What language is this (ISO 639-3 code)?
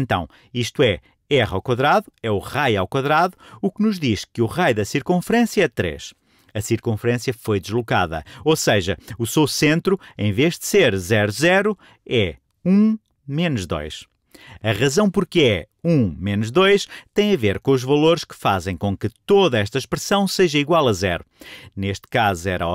por